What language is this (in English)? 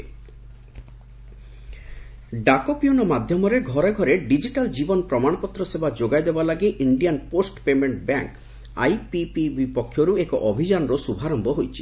Odia